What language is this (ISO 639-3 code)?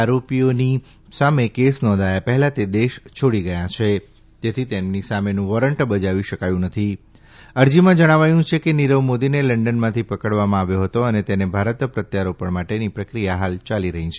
guj